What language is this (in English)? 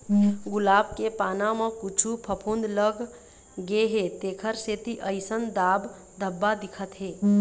Chhattisgarhi